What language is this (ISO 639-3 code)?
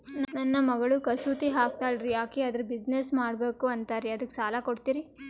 kan